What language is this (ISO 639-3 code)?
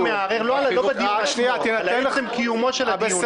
heb